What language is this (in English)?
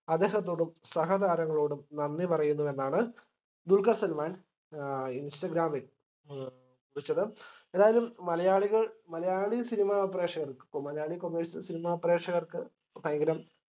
Malayalam